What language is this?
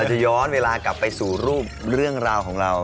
Thai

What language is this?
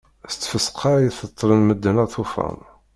Kabyle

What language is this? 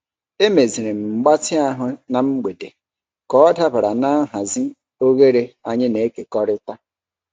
Igbo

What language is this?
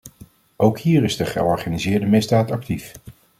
Dutch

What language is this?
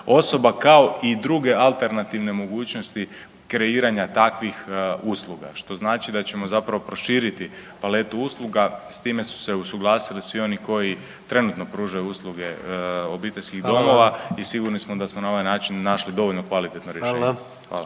Croatian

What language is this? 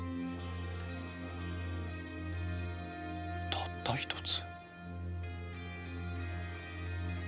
Japanese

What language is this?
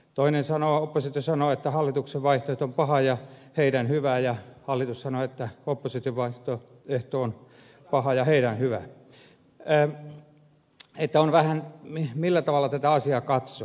Finnish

